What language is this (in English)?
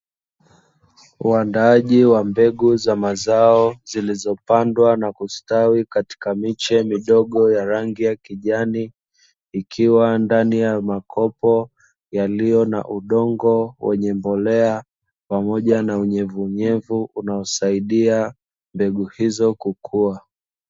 Swahili